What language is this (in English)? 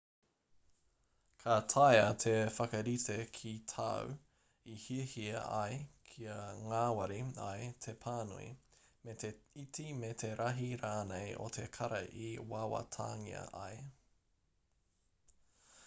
Māori